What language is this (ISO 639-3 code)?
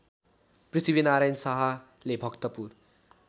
nep